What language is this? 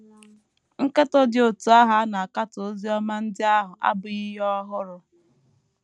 Igbo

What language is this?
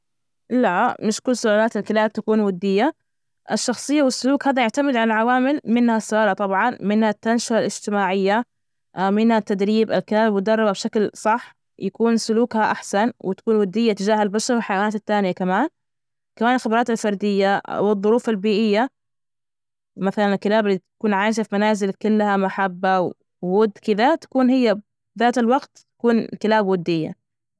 Najdi Arabic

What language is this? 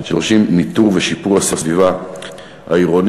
Hebrew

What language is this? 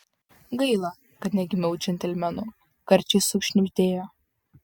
Lithuanian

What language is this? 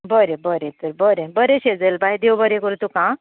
Konkani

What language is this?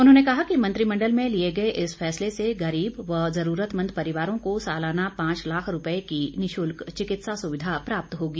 Hindi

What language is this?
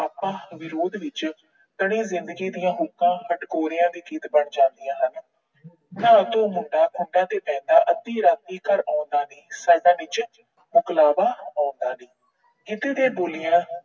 Punjabi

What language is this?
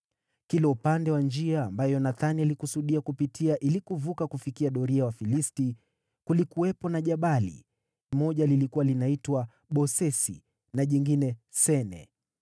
Swahili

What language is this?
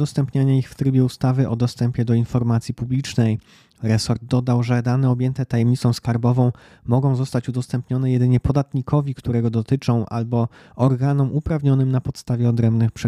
Polish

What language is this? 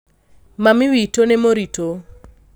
Kikuyu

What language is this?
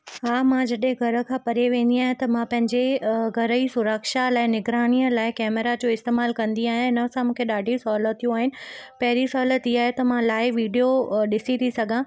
Sindhi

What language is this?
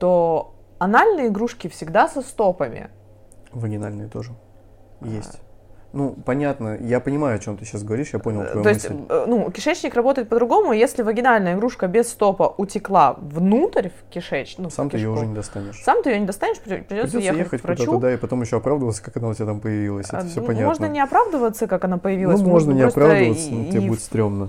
Russian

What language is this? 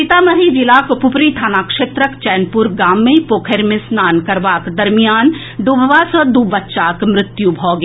Maithili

